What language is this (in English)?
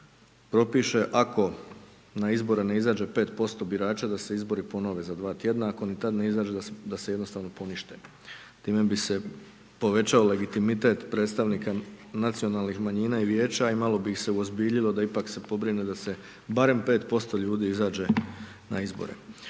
Croatian